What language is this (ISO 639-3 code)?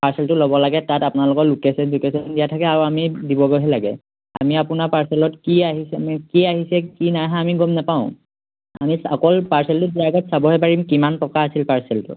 asm